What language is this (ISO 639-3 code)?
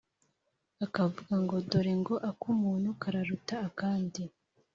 kin